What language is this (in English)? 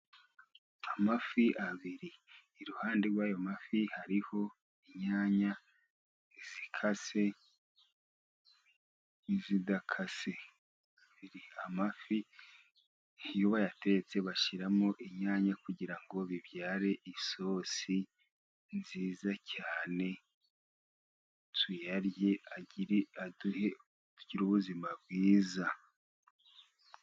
Kinyarwanda